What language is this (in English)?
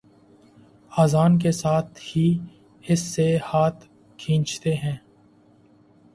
Urdu